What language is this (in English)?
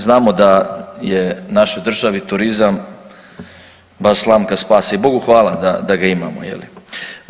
Croatian